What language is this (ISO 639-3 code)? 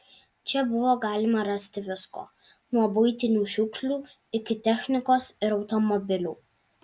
lit